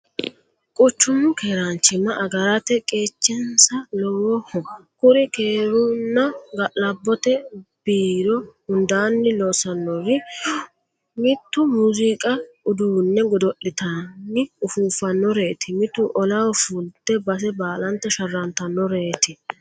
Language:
Sidamo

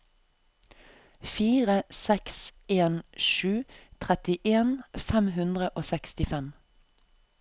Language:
Norwegian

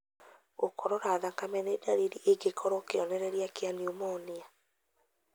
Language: Kikuyu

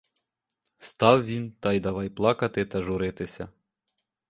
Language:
Ukrainian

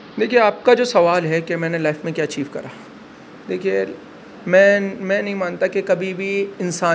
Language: Urdu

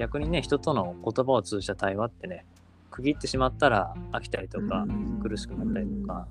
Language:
Japanese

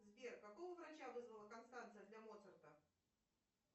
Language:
Russian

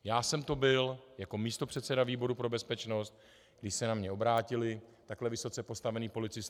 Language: Czech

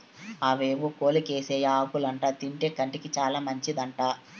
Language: Telugu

